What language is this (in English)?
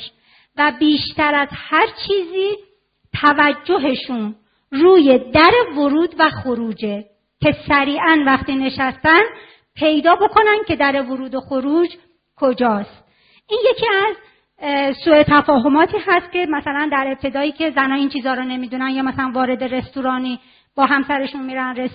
Persian